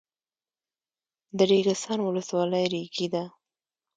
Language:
Pashto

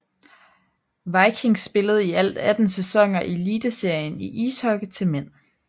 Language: Danish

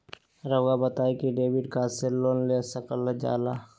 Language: Magahi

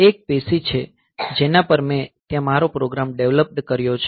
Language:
Gujarati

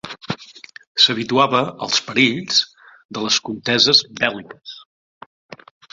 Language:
Catalan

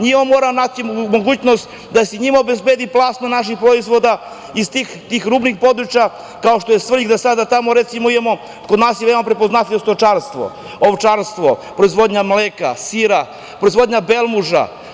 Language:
Serbian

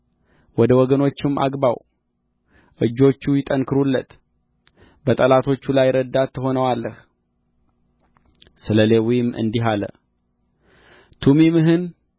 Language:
Amharic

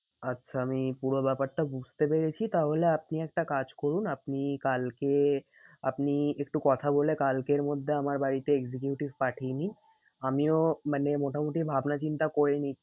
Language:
Bangla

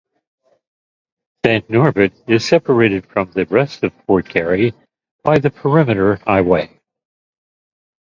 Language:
English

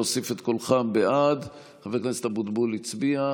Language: Hebrew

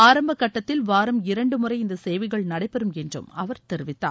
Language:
Tamil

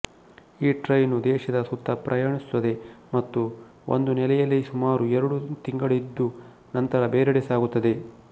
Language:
Kannada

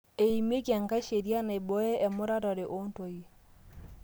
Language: Masai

